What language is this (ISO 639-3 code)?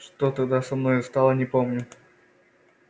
rus